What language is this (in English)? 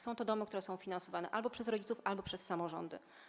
Polish